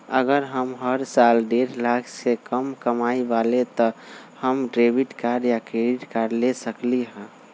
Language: Magahi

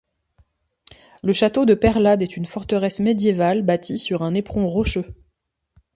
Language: French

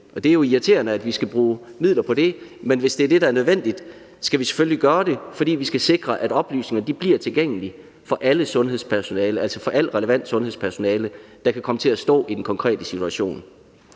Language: Danish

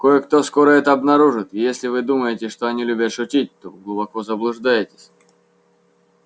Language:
Russian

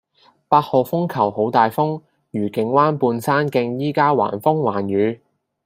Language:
Cantonese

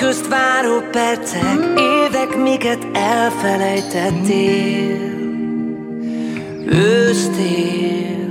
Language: Hungarian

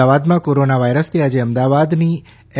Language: Gujarati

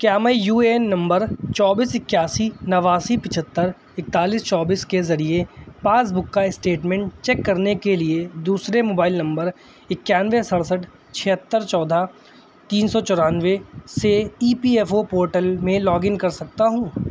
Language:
Urdu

